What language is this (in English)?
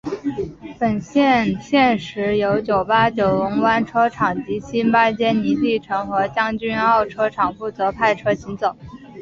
Chinese